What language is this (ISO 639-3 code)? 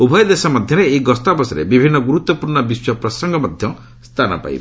ori